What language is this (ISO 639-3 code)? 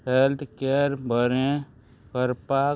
kok